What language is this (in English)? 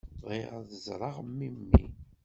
Kabyle